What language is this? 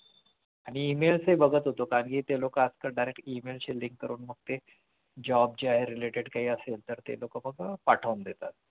Marathi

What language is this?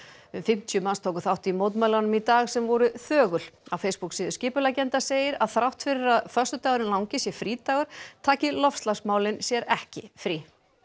Icelandic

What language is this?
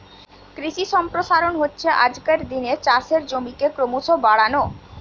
Bangla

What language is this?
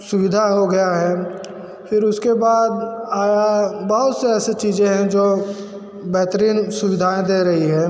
Hindi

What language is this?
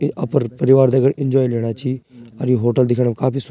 Garhwali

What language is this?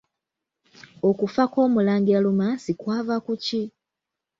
Ganda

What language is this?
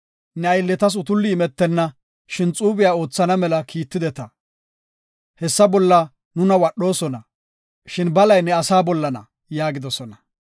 Gofa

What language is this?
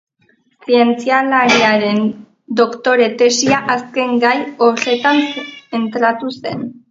Basque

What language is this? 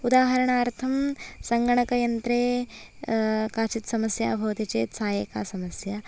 Sanskrit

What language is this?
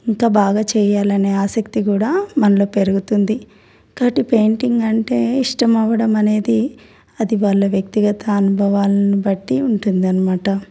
Telugu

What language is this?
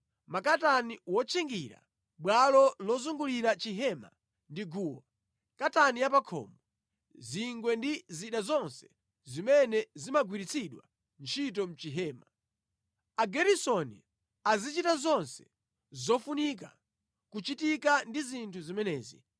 Nyanja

